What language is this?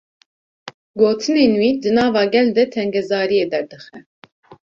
Kurdish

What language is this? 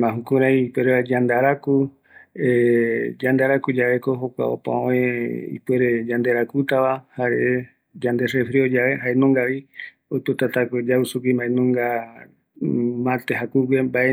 Eastern Bolivian Guaraní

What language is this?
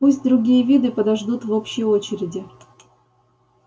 Russian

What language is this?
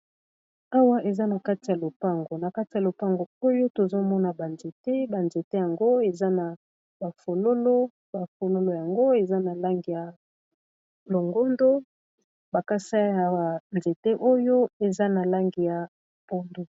Lingala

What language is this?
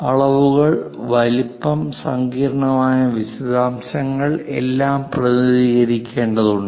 Malayalam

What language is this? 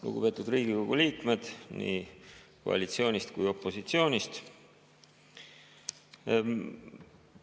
Estonian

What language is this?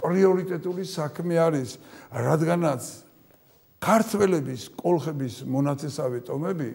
Turkish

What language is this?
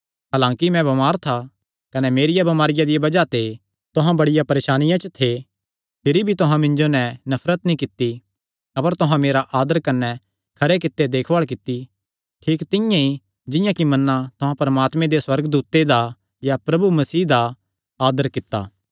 Kangri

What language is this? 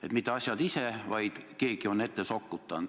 Estonian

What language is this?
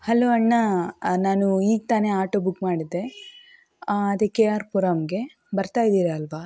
Kannada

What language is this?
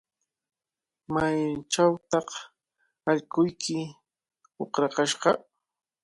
Cajatambo North Lima Quechua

